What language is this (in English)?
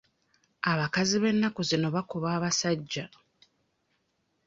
Ganda